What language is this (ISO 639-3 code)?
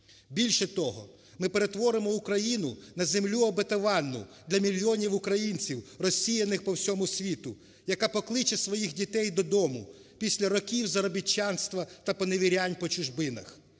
ukr